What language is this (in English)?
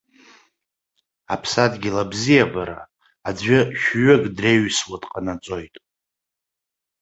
Abkhazian